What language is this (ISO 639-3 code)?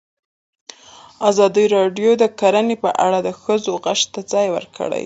pus